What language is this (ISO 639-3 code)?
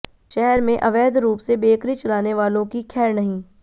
hin